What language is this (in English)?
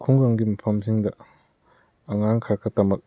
Manipuri